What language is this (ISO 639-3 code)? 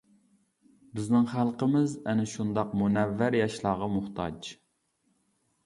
uig